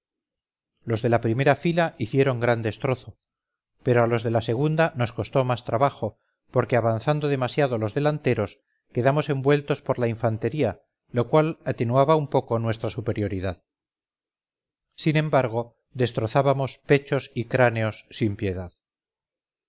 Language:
Spanish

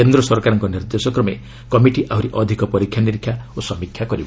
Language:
Odia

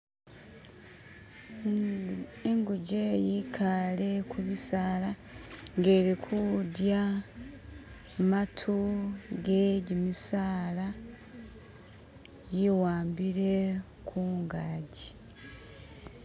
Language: Masaaba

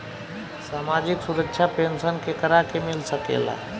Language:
Bhojpuri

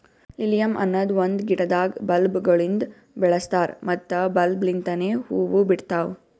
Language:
Kannada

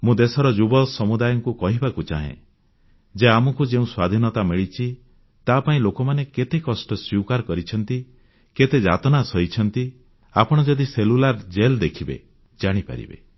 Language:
Odia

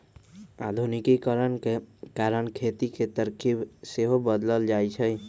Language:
Magahi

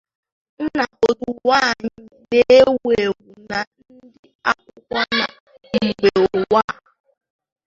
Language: Igbo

